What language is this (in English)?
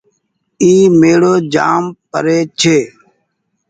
Goaria